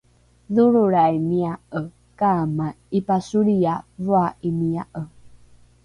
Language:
Rukai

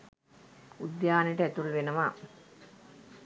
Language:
Sinhala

